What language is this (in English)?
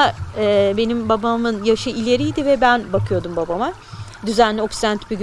Turkish